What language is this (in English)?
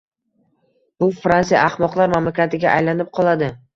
Uzbek